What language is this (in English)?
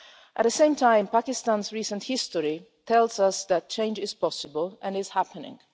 English